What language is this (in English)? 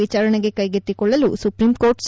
Kannada